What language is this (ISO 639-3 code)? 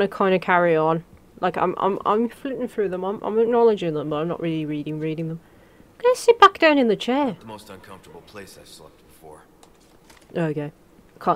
eng